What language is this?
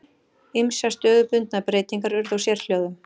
Icelandic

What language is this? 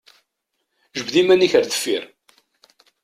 Kabyle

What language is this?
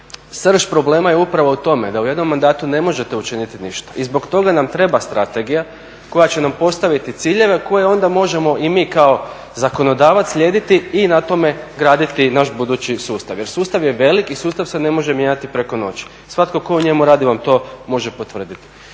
Croatian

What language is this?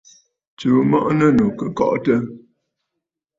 Bafut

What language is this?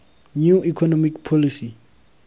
Tswana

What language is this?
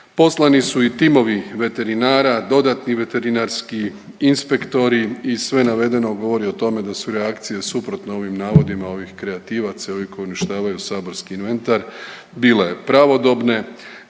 Croatian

